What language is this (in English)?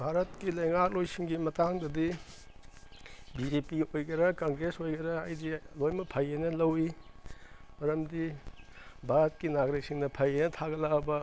Manipuri